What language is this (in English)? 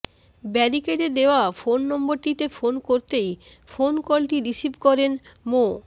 Bangla